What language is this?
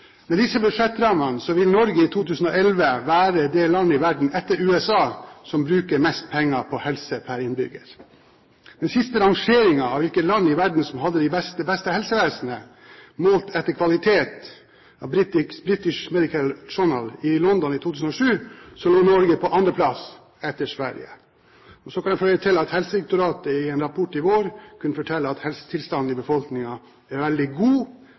Norwegian Bokmål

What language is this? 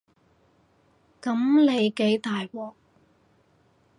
Cantonese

